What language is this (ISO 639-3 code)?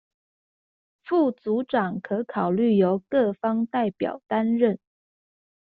zho